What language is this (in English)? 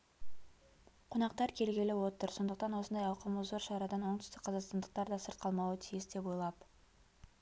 Kazakh